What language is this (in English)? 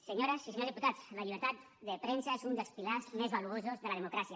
Catalan